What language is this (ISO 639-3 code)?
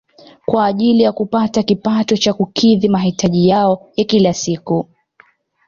swa